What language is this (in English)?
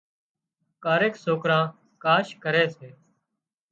Wadiyara Koli